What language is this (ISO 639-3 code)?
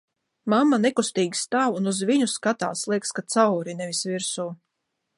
lav